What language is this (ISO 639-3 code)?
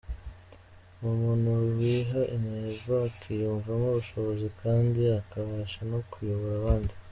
kin